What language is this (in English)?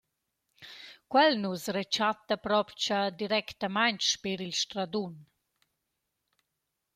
Romansh